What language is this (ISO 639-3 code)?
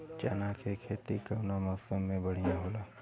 bho